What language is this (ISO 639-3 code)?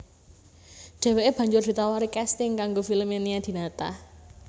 jav